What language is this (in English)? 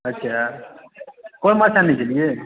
Maithili